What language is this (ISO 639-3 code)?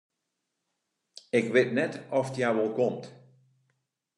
fry